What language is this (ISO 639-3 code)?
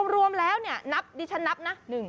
tha